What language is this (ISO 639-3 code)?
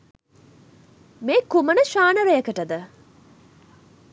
sin